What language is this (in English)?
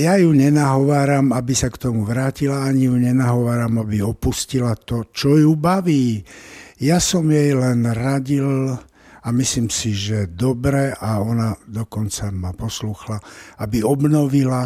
Czech